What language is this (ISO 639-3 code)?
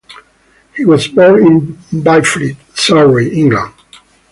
eng